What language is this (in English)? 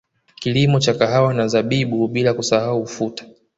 Swahili